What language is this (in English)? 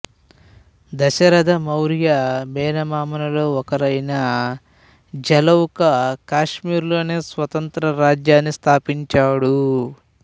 Telugu